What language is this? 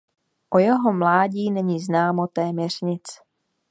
Czech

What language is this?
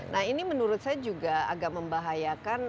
Indonesian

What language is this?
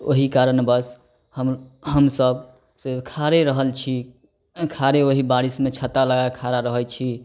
Maithili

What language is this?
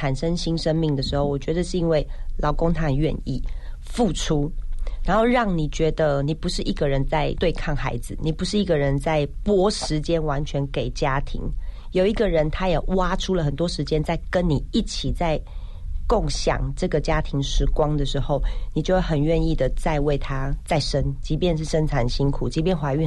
Chinese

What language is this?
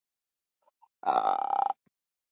Chinese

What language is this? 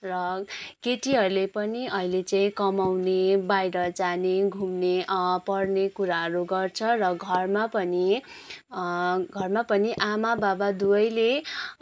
Nepali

